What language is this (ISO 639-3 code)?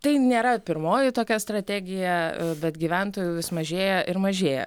lit